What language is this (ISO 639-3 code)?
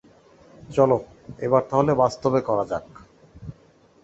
ben